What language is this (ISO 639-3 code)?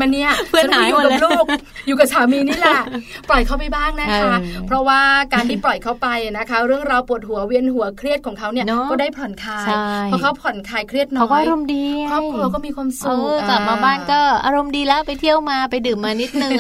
tha